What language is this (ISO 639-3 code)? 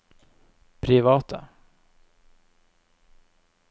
nor